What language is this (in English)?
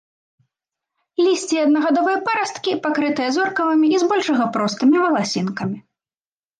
Belarusian